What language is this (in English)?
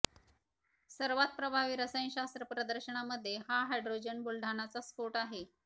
Marathi